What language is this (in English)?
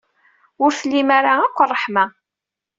Kabyle